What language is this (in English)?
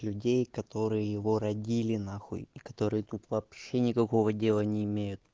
Russian